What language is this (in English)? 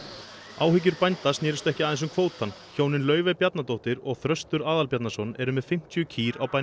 Icelandic